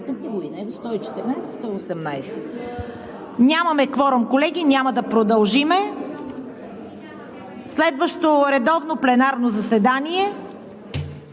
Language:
Bulgarian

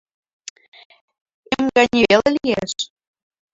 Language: Mari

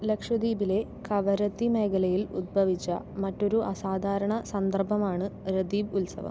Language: Malayalam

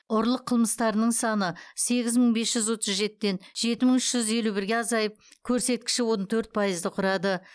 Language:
Kazakh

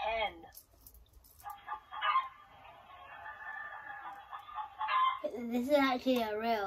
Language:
Italian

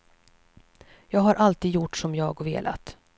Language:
Swedish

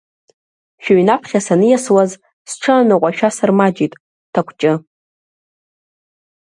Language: Abkhazian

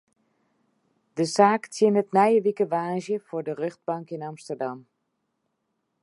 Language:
Western Frisian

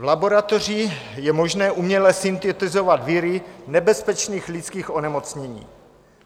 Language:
Czech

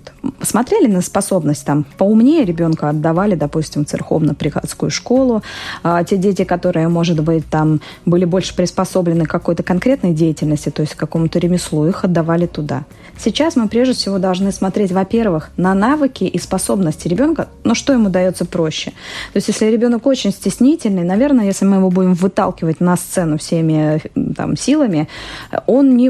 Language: Russian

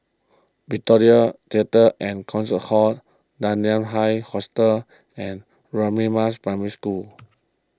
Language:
English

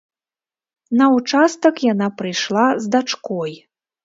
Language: Belarusian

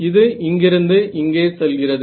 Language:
Tamil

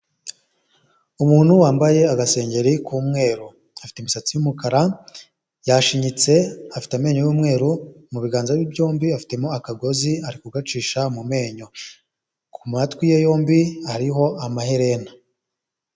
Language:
Kinyarwanda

